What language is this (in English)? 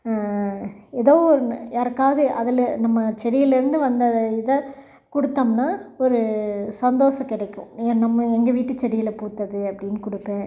Tamil